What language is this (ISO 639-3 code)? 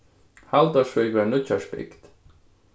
fao